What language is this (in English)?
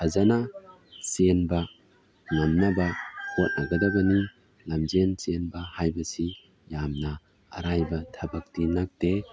Manipuri